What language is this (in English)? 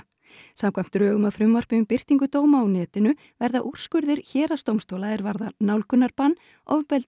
Icelandic